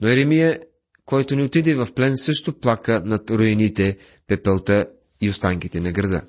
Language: Bulgarian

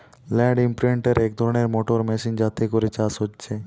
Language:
Bangla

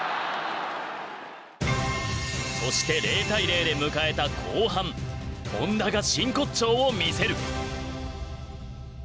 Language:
Japanese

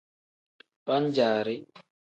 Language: Tem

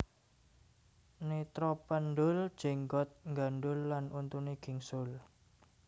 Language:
Javanese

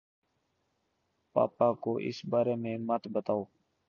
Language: Urdu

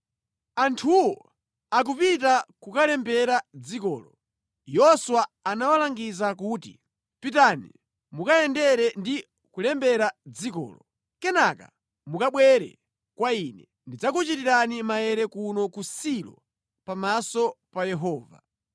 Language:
Nyanja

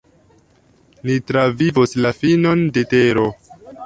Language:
Esperanto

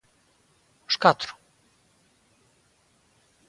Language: Galician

